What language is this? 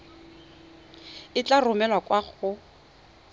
Tswana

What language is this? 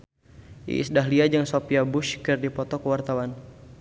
Sundanese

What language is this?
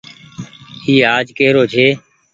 Goaria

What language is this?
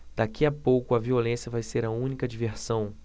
Portuguese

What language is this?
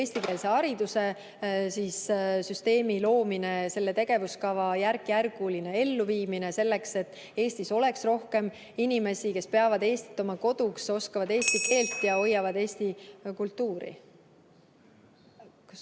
Estonian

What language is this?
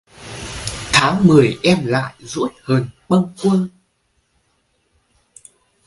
Vietnamese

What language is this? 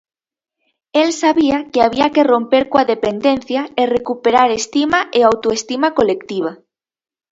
Galician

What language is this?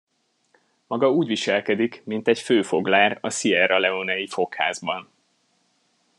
Hungarian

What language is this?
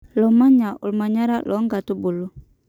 Masai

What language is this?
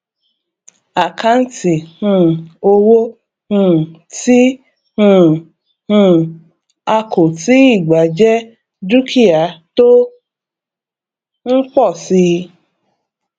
Yoruba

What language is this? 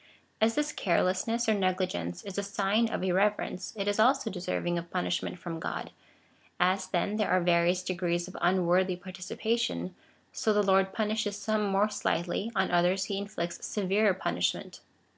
English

